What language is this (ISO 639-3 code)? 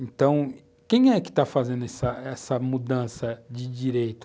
por